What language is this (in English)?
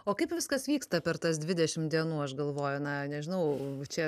Lithuanian